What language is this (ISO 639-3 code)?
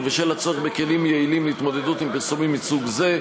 heb